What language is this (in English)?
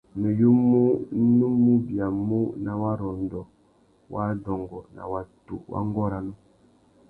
Tuki